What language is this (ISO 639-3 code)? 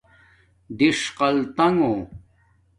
dmk